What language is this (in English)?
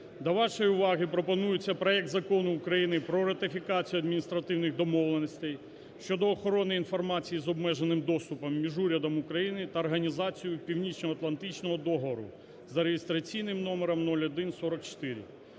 Ukrainian